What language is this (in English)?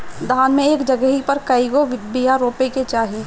Bhojpuri